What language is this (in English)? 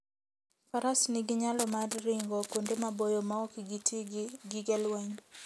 Luo (Kenya and Tanzania)